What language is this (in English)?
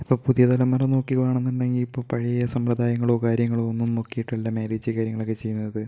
Malayalam